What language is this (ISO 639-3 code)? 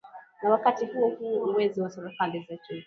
swa